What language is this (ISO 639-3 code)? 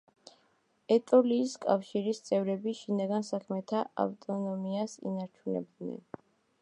kat